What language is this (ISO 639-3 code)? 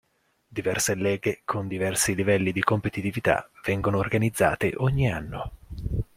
ita